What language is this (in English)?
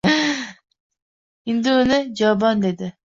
Uzbek